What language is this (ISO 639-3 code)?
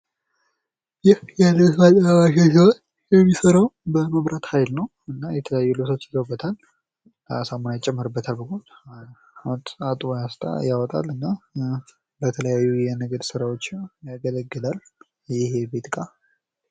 amh